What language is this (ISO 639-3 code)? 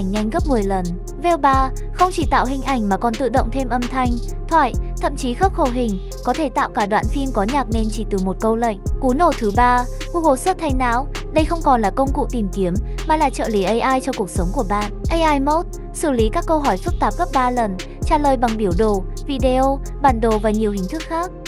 vie